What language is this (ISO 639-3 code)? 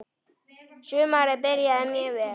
isl